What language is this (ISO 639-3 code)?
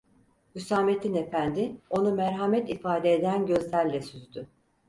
tur